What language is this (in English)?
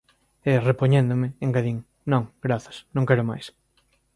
Galician